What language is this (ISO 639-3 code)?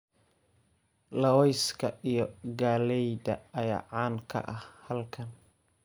som